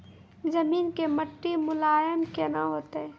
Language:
Maithili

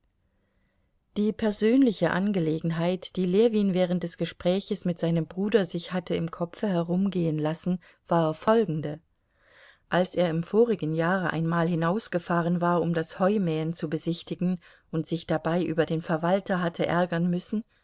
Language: German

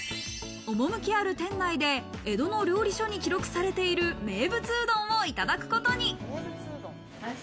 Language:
Japanese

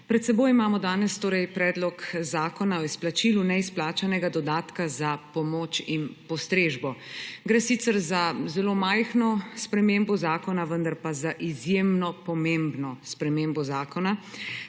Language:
Slovenian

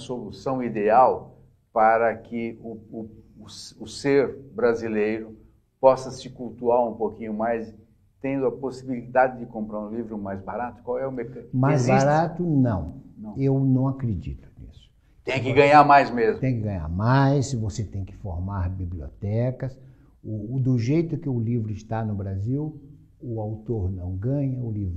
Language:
Portuguese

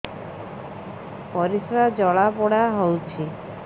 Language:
Odia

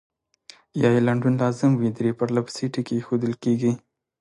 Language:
Pashto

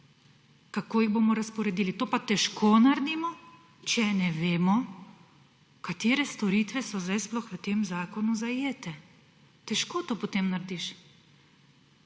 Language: Slovenian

